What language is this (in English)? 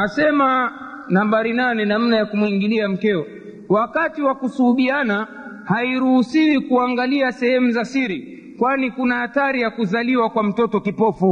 Swahili